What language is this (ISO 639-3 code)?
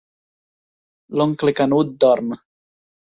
cat